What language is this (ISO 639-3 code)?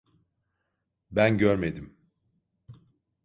tur